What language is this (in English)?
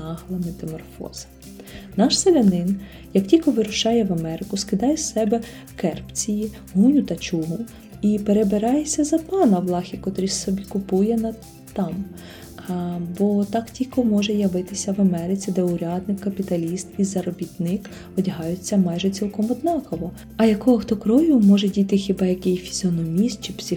Ukrainian